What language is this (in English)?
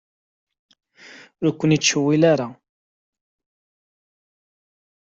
Kabyle